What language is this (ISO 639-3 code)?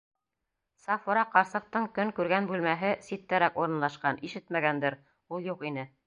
bak